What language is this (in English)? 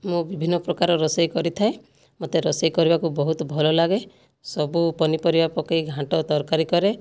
Odia